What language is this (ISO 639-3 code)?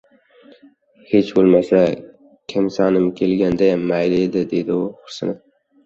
uzb